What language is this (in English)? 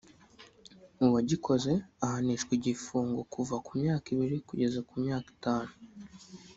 Kinyarwanda